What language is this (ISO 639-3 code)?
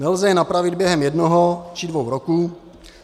ces